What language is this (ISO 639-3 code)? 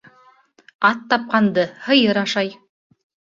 bak